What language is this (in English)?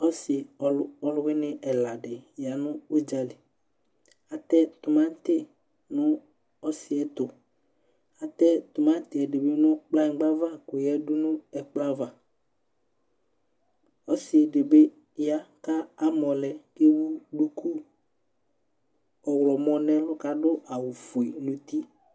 Ikposo